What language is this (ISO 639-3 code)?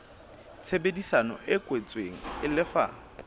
sot